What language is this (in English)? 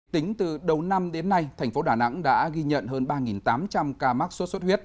Vietnamese